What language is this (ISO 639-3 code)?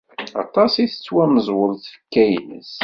kab